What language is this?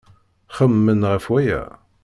Kabyle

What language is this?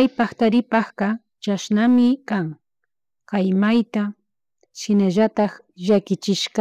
Chimborazo Highland Quichua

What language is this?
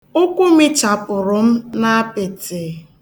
Igbo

